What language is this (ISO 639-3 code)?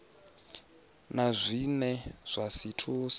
ven